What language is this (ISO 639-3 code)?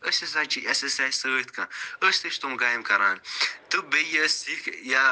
kas